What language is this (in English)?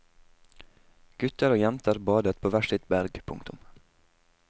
Norwegian